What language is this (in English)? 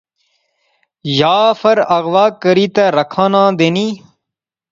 Pahari-Potwari